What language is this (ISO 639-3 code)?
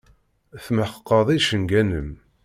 kab